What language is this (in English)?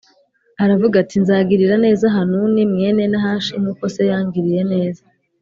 Kinyarwanda